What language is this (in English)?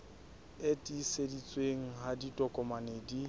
Southern Sotho